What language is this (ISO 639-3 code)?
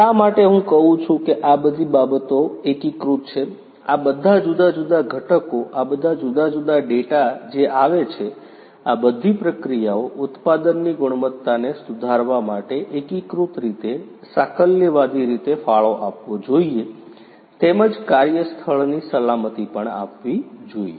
guj